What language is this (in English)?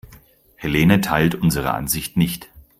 German